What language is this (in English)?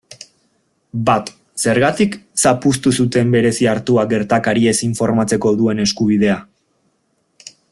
Basque